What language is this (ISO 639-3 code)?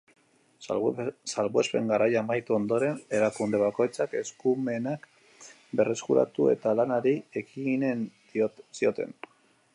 eus